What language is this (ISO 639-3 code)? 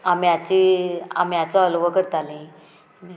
kok